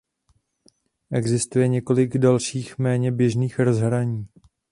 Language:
Czech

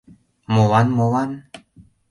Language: Mari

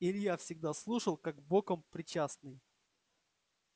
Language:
Russian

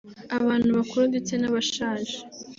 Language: Kinyarwanda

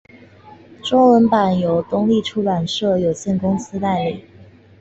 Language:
Chinese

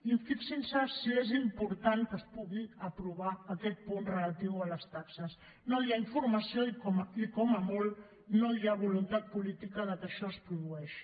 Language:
Catalan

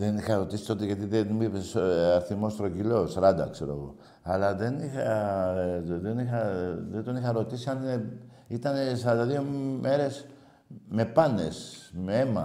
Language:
Greek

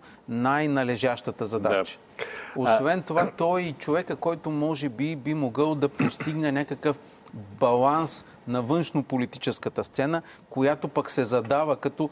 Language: Bulgarian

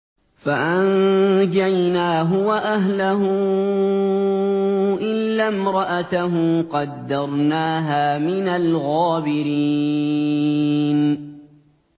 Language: Arabic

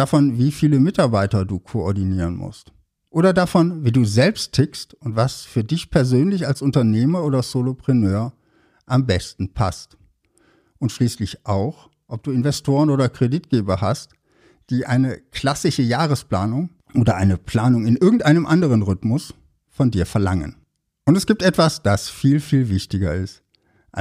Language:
German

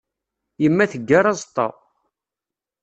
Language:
Kabyle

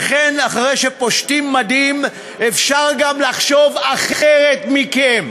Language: Hebrew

